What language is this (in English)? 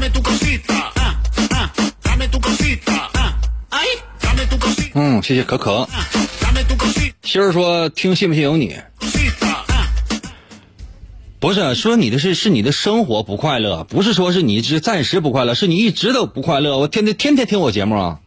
Chinese